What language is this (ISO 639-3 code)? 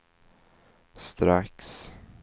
swe